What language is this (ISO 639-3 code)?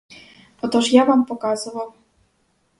ukr